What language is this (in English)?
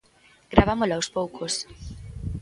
Galician